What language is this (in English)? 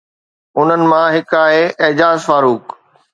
Sindhi